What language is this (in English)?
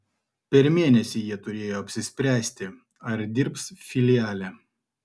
Lithuanian